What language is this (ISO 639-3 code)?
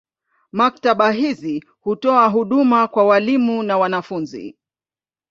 swa